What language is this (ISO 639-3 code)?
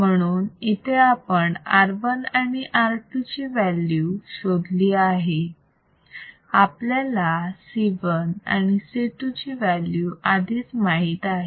mar